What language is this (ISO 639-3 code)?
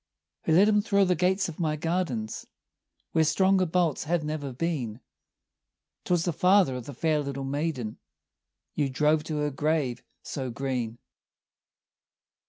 eng